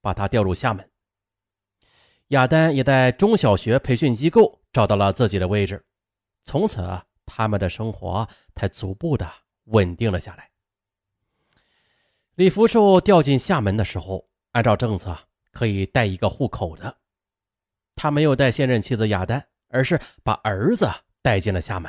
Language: Chinese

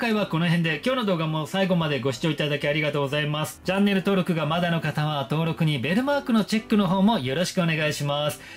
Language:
Japanese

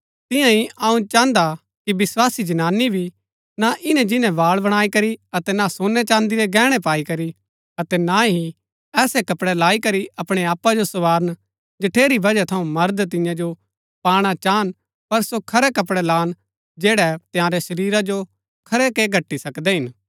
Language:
Gaddi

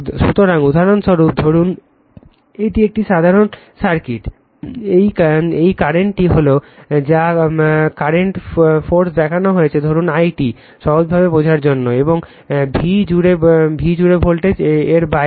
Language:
Bangla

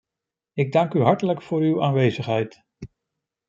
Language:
Dutch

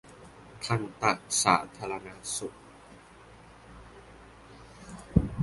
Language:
Thai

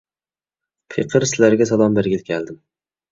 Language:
Uyghur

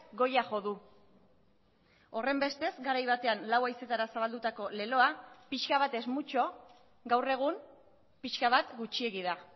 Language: Basque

